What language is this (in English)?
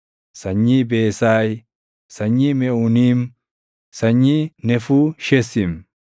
Oromo